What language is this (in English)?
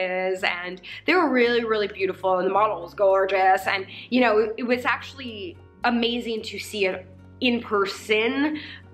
English